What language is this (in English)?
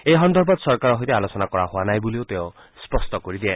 Assamese